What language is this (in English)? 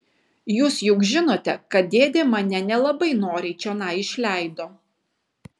Lithuanian